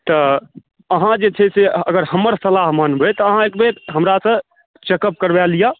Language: Maithili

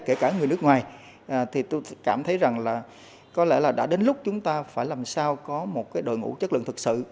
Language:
Vietnamese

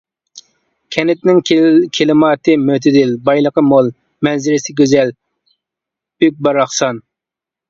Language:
Uyghur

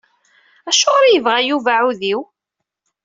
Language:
Kabyle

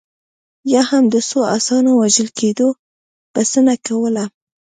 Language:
Pashto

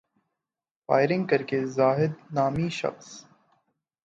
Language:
Urdu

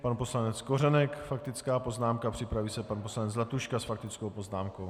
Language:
Czech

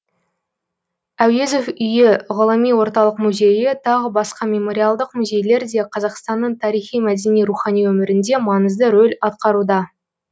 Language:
Kazakh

